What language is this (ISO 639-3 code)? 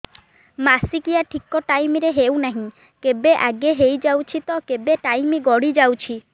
ori